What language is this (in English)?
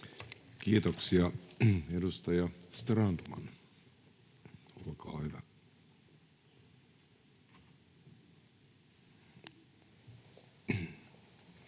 Finnish